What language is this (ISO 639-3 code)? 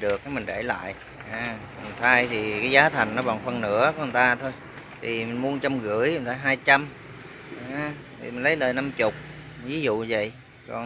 vie